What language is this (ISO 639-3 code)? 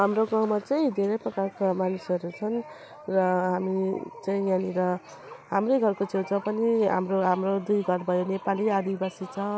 nep